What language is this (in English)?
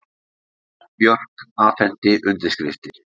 Icelandic